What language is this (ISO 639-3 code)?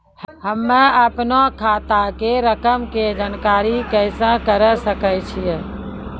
mai